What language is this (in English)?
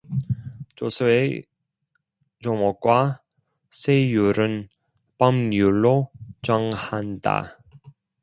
Korean